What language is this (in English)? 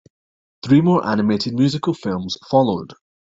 English